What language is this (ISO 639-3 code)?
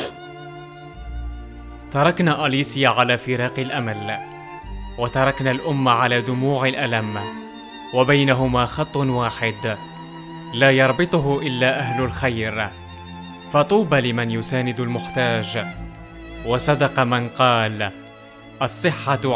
ara